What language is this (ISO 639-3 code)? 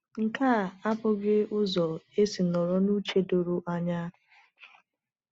ibo